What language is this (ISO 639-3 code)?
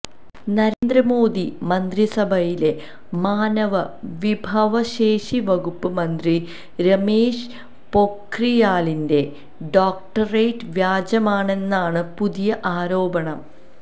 mal